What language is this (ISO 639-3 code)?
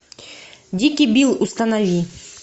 rus